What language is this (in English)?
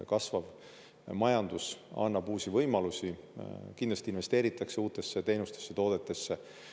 Estonian